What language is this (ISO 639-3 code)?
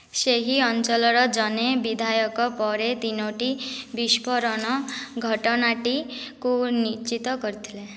ori